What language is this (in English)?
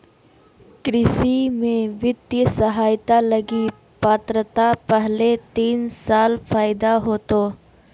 Magahi